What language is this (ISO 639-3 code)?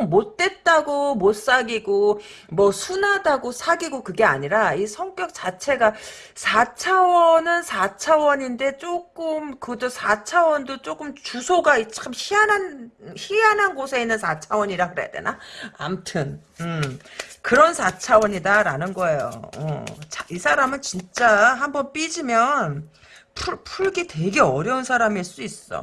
kor